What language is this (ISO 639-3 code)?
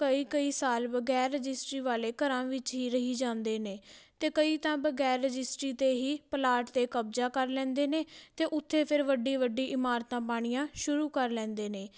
pan